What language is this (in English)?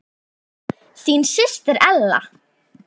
Icelandic